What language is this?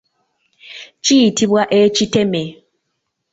Ganda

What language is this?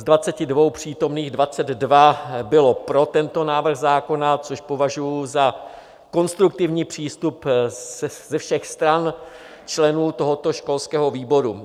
Czech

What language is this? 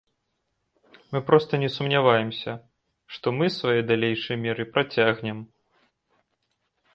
Belarusian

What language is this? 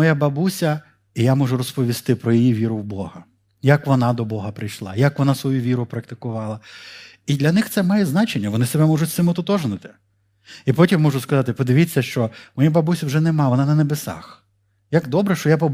Ukrainian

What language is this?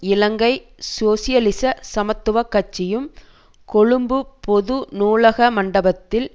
Tamil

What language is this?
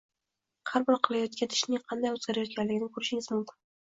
Uzbek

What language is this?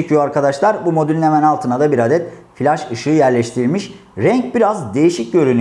Turkish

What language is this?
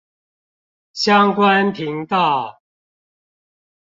Chinese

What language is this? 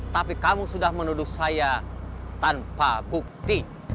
Indonesian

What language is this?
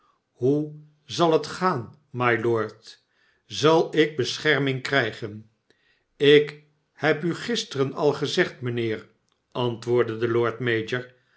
Dutch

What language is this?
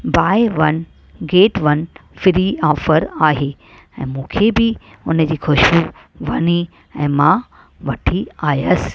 Sindhi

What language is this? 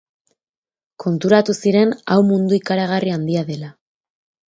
Basque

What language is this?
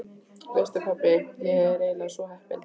Icelandic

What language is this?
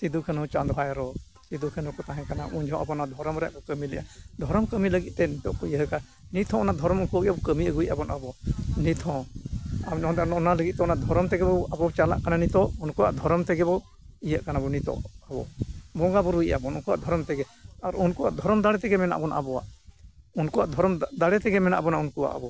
Santali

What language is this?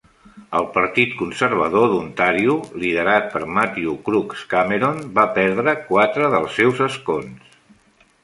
Catalan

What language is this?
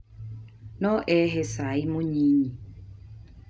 Kikuyu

